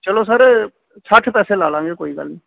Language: Punjabi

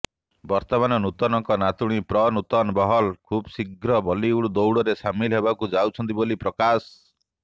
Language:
Odia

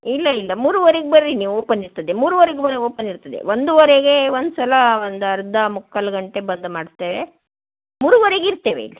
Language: Kannada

